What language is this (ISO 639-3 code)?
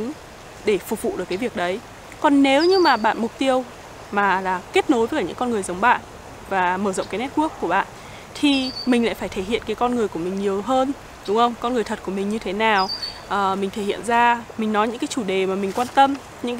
vie